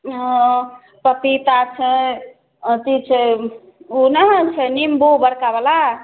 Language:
Maithili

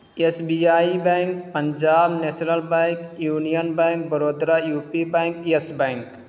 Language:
Urdu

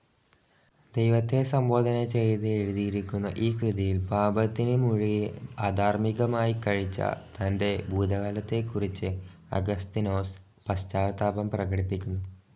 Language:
Malayalam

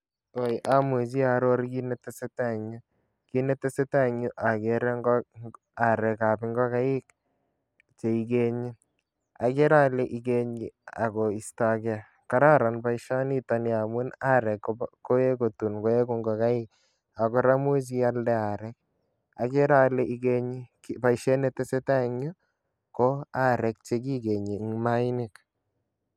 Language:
Kalenjin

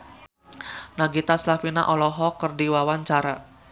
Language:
Sundanese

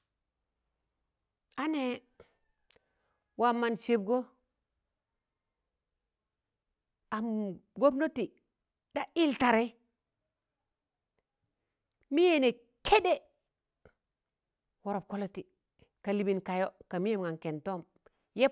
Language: Tangale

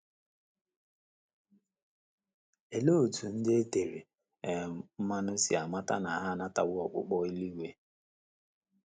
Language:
Igbo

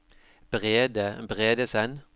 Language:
Norwegian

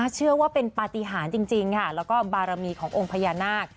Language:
Thai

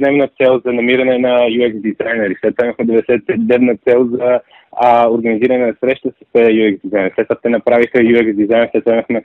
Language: Bulgarian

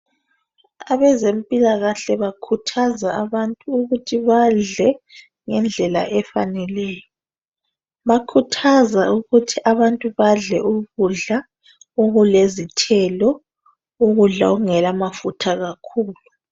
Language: North Ndebele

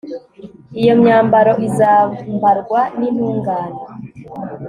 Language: Kinyarwanda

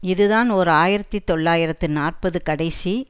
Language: Tamil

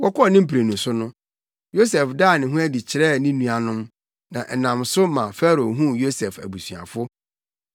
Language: Akan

